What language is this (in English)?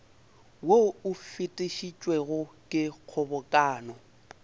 Northern Sotho